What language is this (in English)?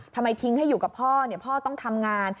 Thai